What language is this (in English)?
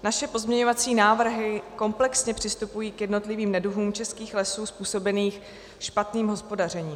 Czech